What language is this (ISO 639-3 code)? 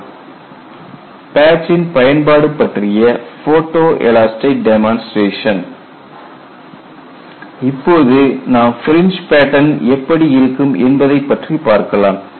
tam